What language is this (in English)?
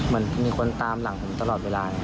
Thai